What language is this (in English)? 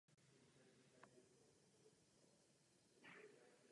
Czech